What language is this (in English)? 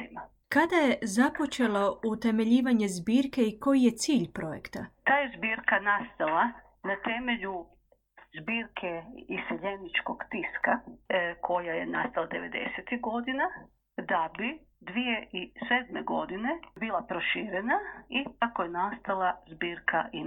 Croatian